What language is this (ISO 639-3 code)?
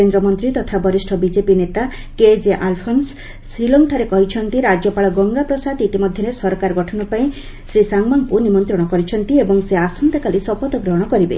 ori